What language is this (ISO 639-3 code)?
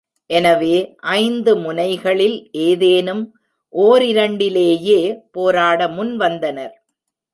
tam